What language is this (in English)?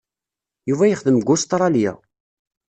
Kabyle